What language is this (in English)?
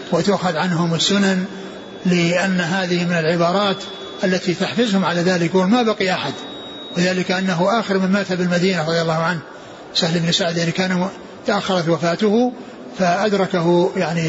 Arabic